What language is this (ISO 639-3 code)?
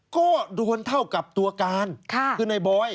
tha